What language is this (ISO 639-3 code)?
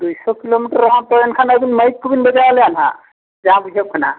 sat